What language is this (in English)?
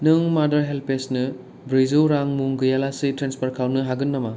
Bodo